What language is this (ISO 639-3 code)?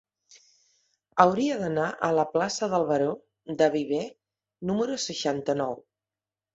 cat